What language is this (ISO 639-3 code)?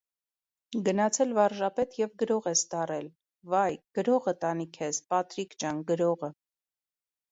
hye